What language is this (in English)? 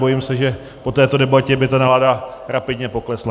Czech